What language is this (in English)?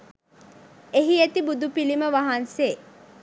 Sinhala